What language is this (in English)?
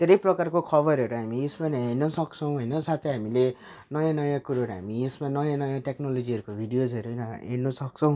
Nepali